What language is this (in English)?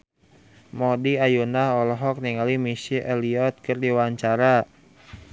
Sundanese